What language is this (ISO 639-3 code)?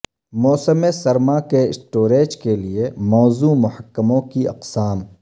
urd